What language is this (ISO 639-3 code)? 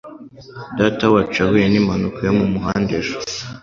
kin